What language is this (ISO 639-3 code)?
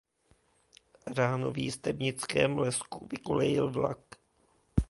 ces